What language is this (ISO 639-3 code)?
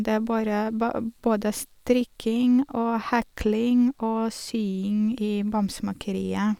nor